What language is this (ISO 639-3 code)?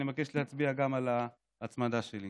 heb